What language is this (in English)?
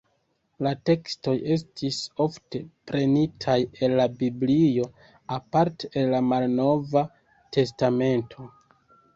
Esperanto